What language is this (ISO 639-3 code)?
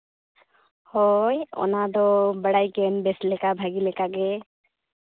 sat